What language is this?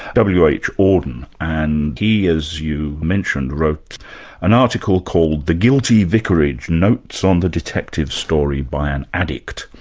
English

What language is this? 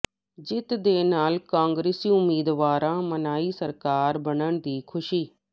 Punjabi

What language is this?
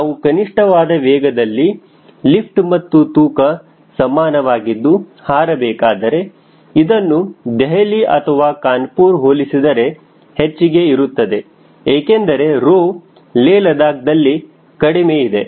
Kannada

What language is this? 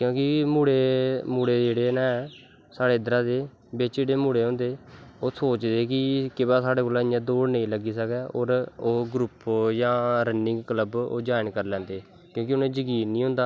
Dogri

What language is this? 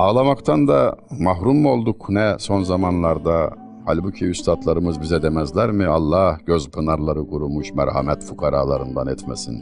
Turkish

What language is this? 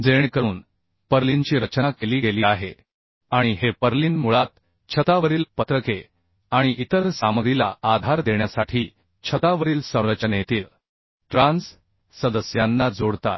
Marathi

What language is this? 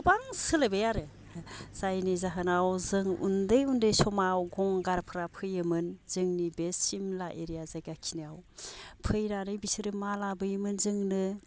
Bodo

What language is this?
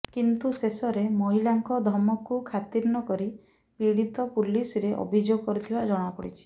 Odia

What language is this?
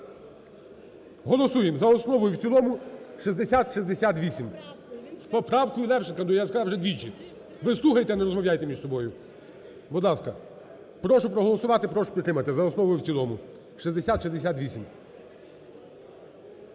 Ukrainian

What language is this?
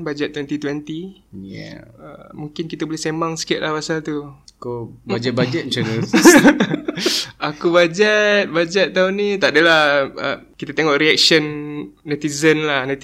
Malay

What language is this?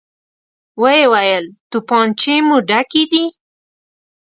Pashto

